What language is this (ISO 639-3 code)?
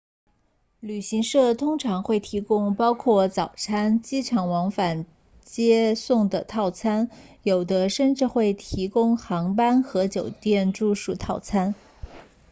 zho